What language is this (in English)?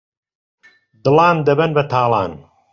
Central Kurdish